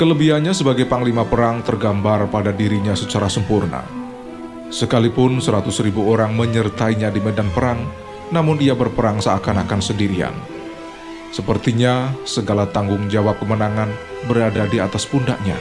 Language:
Indonesian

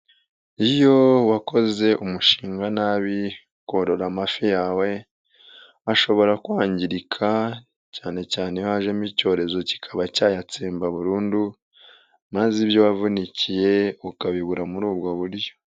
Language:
Kinyarwanda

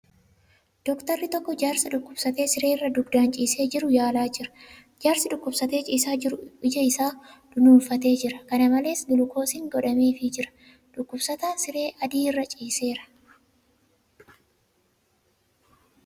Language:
Oromo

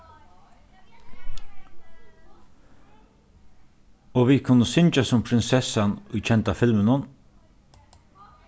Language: Faroese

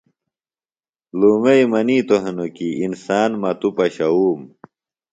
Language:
Phalura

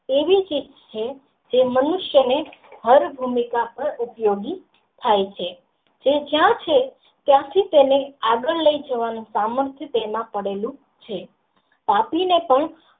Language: Gujarati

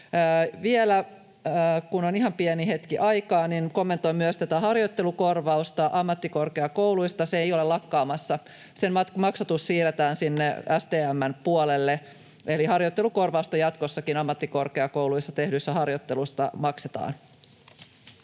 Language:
Finnish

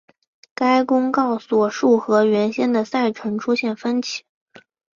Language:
Chinese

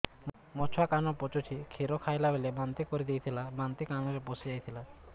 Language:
Odia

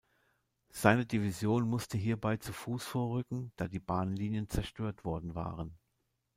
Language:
German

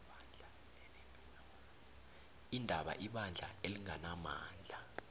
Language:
South Ndebele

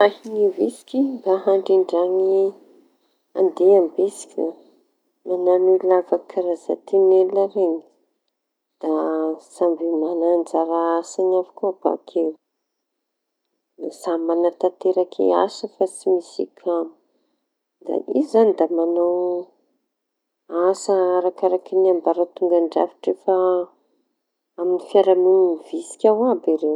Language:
Tanosy Malagasy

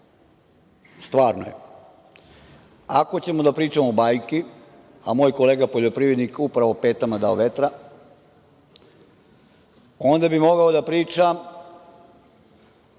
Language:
Serbian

